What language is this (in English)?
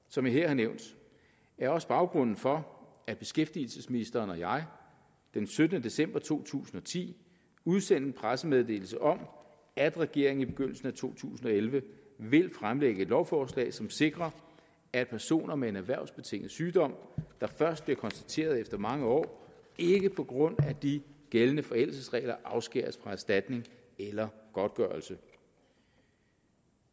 Danish